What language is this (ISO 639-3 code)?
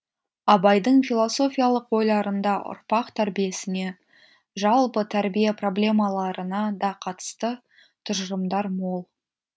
kaz